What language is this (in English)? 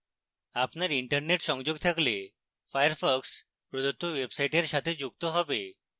Bangla